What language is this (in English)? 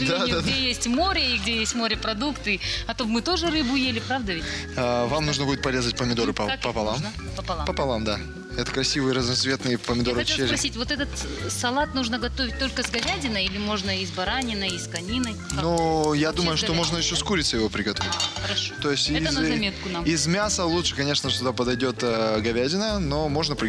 Russian